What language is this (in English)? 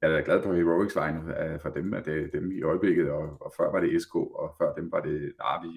Danish